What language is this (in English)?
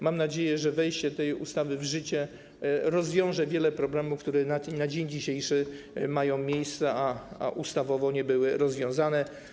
Polish